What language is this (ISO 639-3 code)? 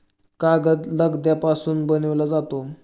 mar